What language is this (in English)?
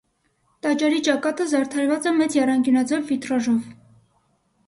Armenian